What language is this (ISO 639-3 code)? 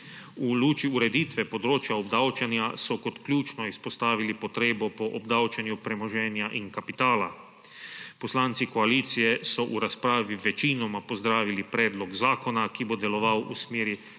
slv